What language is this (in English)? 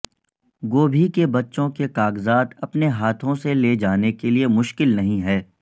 Urdu